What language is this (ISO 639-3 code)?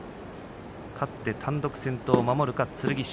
jpn